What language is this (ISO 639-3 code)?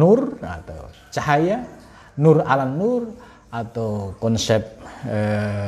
ind